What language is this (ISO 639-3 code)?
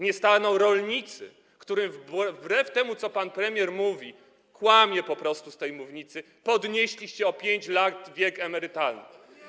pol